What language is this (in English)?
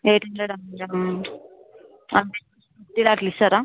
Telugu